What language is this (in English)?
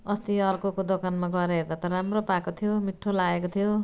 Nepali